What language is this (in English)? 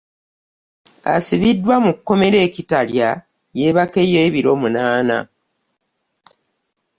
Ganda